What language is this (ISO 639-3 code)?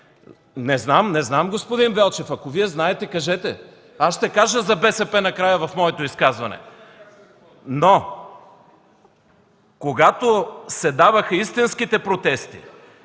bul